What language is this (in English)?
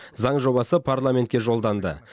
Kazakh